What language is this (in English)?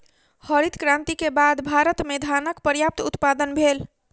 Maithili